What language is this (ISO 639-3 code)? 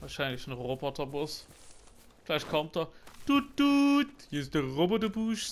deu